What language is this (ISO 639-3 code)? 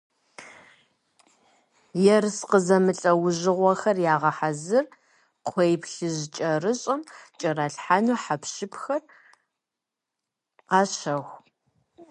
kbd